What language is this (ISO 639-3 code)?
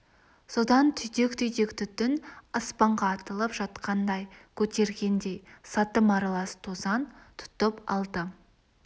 kaz